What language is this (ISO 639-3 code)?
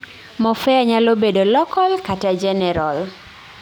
luo